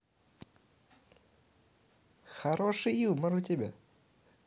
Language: Russian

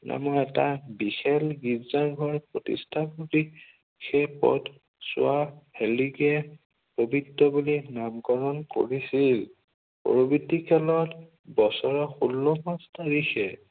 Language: Assamese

